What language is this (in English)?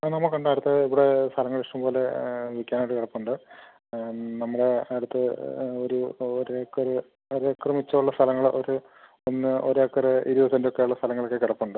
Malayalam